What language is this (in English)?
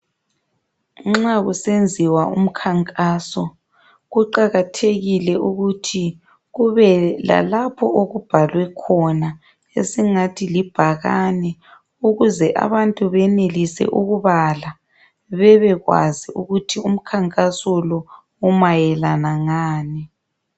North Ndebele